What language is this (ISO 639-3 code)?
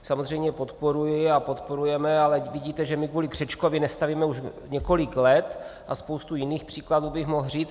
ces